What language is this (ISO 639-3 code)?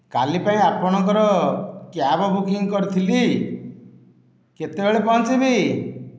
ori